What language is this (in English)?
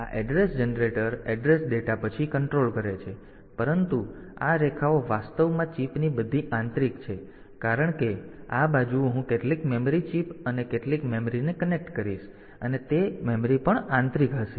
Gujarati